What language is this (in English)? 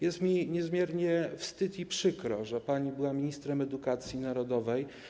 Polish